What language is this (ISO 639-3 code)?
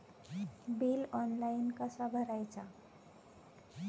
mar